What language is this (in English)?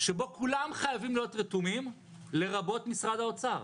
Hebrew